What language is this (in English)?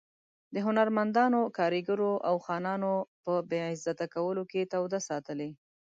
Pashto